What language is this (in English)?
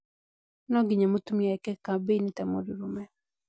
Kikuyu